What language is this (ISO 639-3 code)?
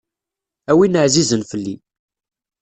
kab